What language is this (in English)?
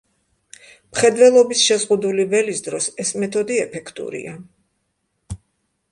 Georgian